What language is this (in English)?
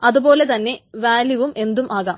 Malayalam